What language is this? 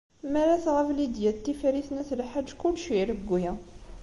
Kabyle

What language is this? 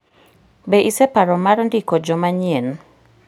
Luo (Kenya and Tanzania)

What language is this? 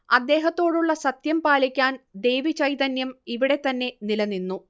Malayalam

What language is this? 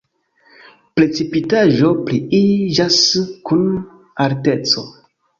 Esperanto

